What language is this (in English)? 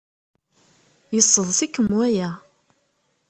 Kabyle